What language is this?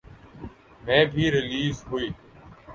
Urdu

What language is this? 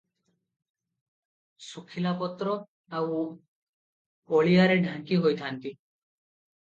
Odia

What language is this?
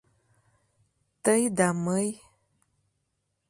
Mari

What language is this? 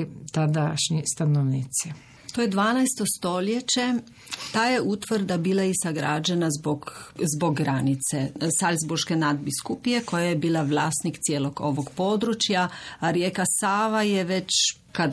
Croatian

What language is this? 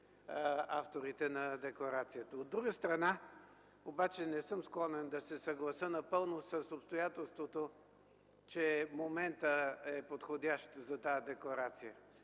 Bulgarian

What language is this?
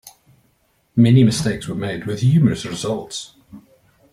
English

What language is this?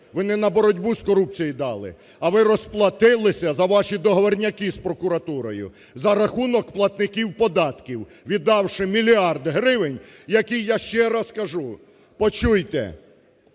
Ukrainian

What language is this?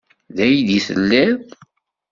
Kabyle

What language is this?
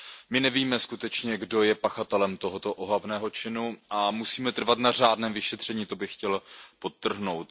Czech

